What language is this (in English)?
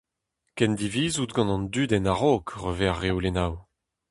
Breton